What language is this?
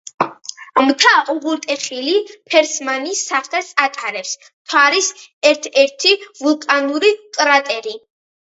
Georgian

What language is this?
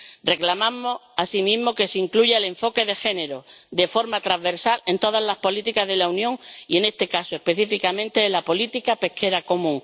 Spanish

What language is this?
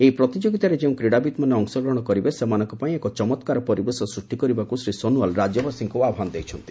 Odia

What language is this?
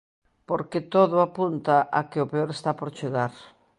Galician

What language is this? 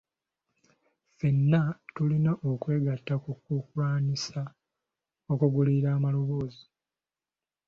Ganda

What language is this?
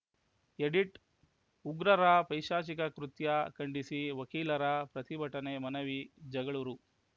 Kannada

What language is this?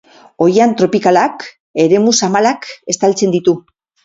Basque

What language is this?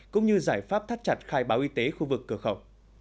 Vietnamese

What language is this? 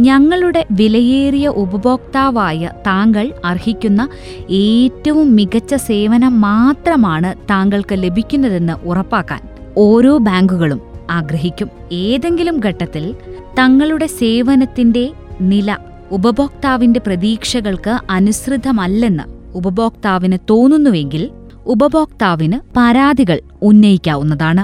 Malayalam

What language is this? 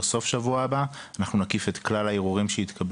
Hebrew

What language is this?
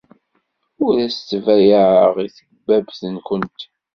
Kabyle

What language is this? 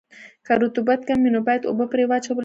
Pashto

